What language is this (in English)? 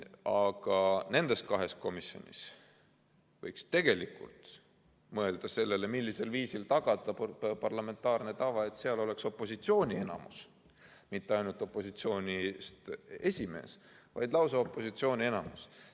Estonian